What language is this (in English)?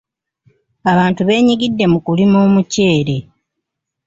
Ganda